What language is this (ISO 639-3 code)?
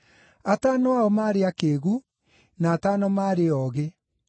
kik